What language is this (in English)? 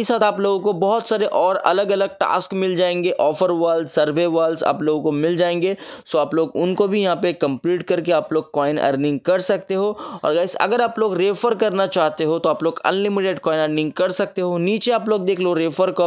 Hindi